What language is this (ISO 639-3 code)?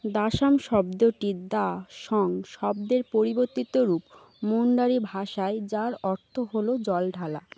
ben